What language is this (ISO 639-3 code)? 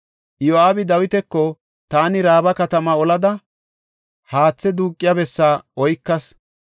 gof